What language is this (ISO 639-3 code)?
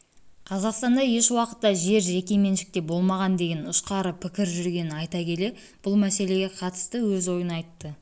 kaz